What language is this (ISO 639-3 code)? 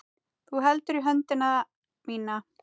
isl